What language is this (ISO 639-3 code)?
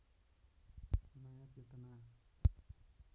nep